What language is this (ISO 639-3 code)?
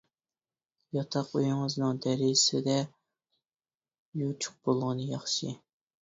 uig